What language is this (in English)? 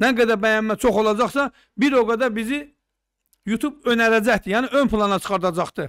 Turkish